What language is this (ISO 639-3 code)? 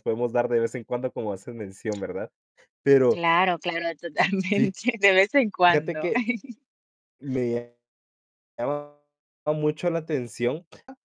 spa